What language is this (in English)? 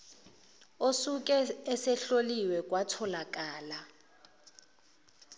Zulu